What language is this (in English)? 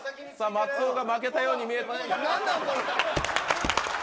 Japanese